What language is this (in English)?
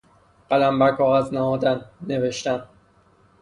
Persian